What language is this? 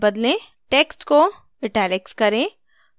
Hindi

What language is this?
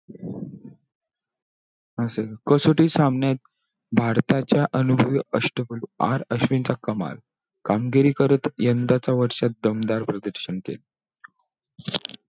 Marathi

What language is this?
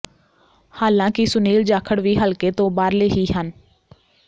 Punjabi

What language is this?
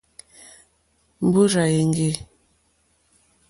Mokpwe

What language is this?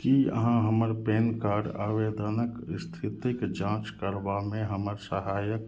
Maithili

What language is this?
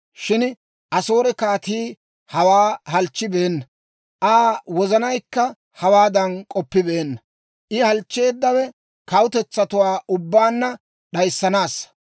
Dawro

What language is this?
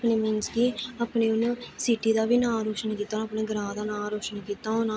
Dogri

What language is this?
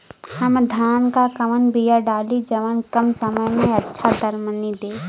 Bhojpuri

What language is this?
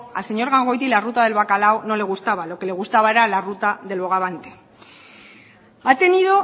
Spanish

